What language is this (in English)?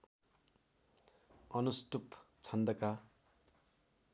Nepali